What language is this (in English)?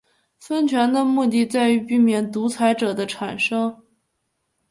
Chinese